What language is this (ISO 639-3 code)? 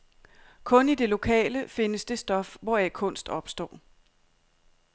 dan